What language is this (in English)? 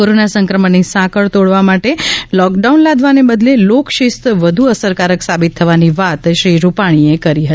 Gujarati